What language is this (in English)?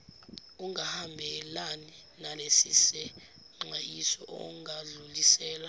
Zulu